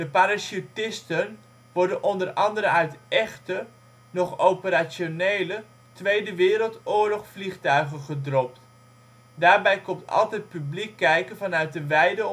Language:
Dutch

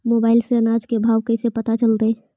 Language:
Magahi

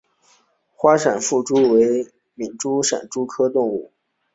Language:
Chinese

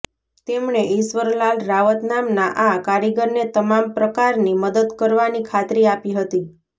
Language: Gujarati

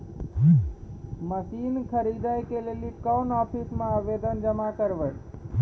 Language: Maithili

